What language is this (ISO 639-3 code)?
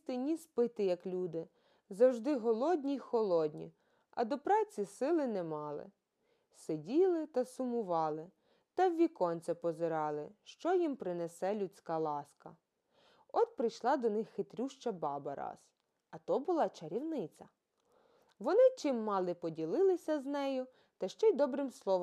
ukr